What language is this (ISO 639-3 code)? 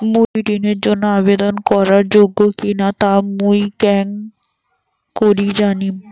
ben